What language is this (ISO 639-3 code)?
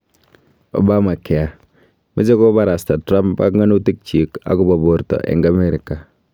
kln